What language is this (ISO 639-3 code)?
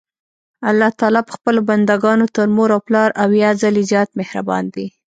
pus